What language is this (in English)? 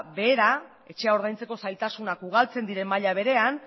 Basque